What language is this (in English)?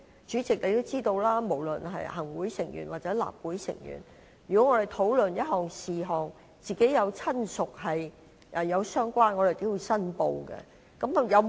Cantonese